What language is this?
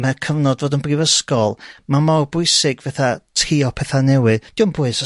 Welsh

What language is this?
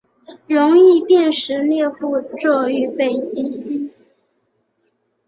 Chinese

